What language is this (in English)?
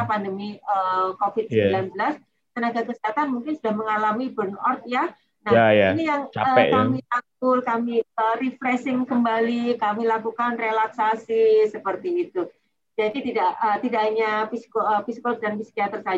Indonesian